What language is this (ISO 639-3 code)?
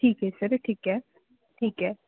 pan